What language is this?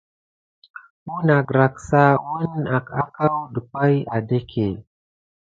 Gidar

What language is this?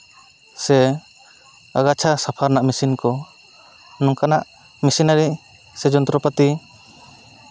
Santali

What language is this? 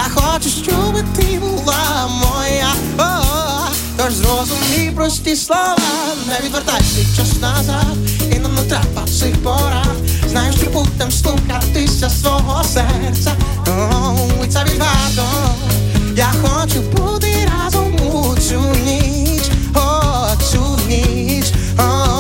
Ukrainian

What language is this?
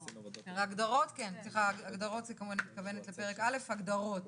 Hebrew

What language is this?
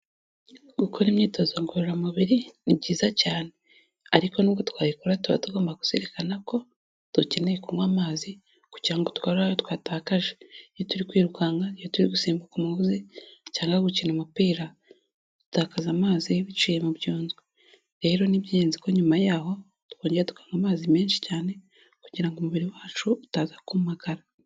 Kinyarwanda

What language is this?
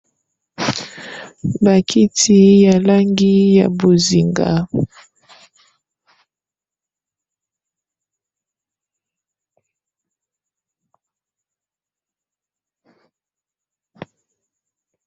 Lingala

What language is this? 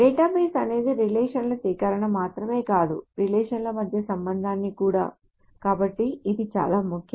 Telugu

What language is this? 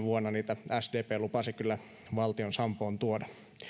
Finnish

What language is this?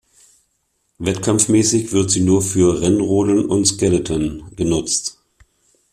German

